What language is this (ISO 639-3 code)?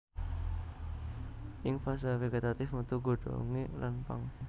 jav